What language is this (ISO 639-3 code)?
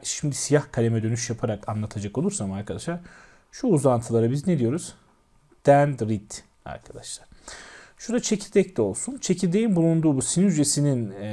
tur